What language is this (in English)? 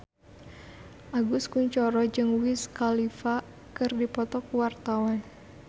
Sundanese